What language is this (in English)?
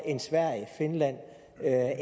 Danish